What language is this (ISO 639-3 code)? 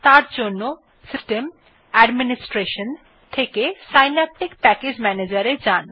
ben